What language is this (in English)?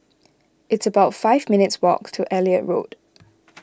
English